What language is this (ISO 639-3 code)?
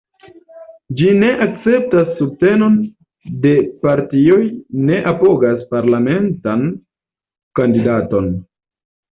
epo